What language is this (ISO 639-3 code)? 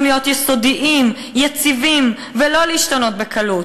heb